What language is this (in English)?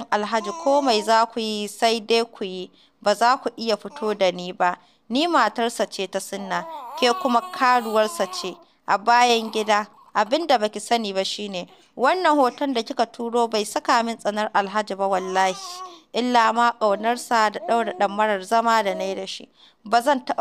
Arabic